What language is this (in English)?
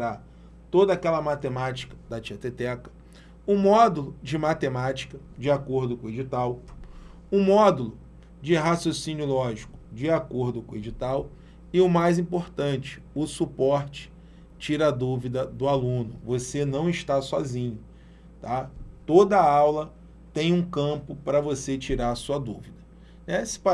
Portuguese